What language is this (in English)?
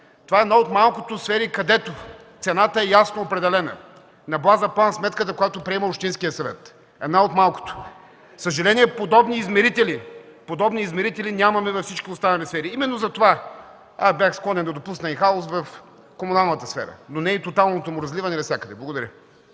Bulgarian